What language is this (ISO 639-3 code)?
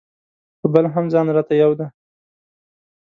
pus